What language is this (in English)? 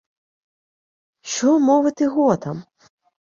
Ukrainian